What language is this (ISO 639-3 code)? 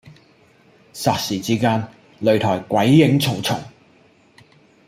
yue